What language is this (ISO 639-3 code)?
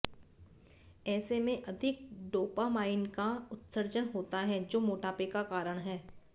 hin